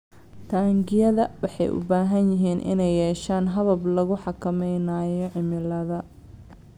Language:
Somali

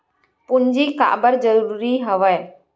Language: Chhattisgarhi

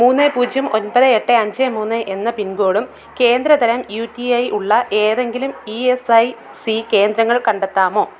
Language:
Malayalam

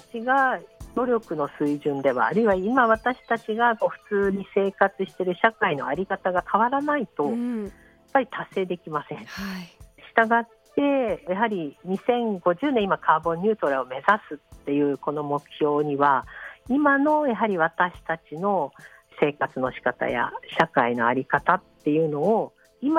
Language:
Japanese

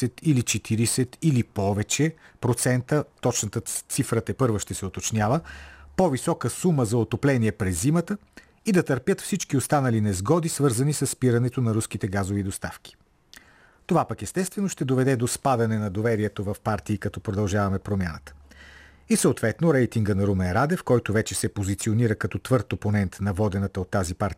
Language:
Bulgarian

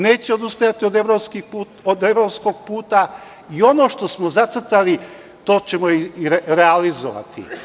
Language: Serbian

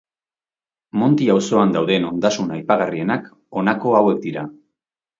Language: Basque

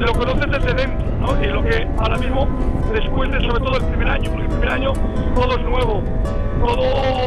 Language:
Spanish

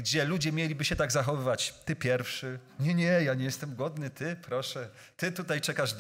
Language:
Polish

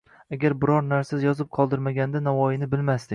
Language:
Uzbek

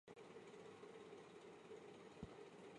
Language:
Chinese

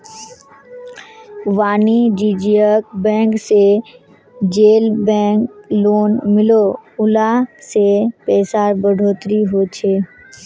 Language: Magahi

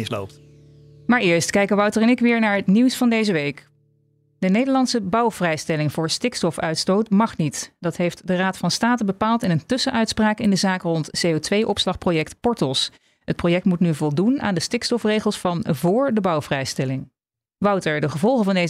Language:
Dutch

